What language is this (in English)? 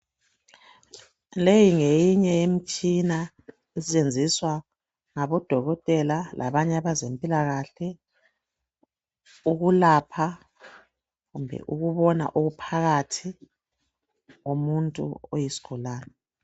North Ndebele